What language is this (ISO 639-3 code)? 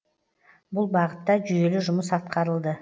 kaz